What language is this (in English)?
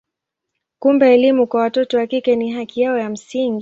Swahili